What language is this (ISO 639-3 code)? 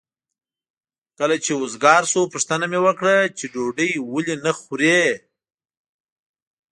pus